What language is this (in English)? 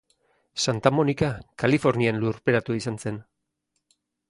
Basque